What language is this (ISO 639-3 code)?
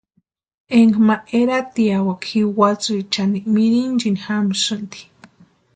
pua